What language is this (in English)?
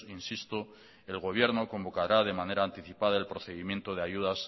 Spanish